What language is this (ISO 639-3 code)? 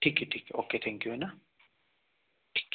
hin